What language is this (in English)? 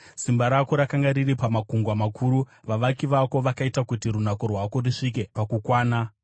Shona